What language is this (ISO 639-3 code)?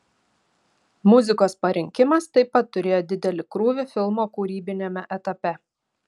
lit